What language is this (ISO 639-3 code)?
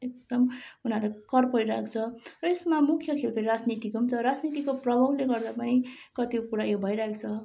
nep